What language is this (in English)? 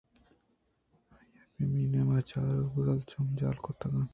Eastern Balochi